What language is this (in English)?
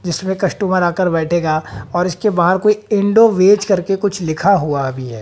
Hindi